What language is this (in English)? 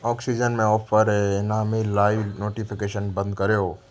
Sindhi